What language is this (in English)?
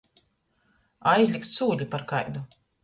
Latgalian